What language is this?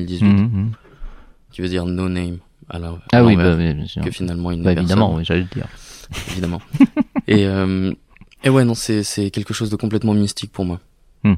French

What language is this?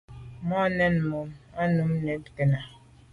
Medumba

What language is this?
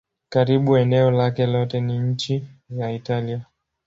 Swahili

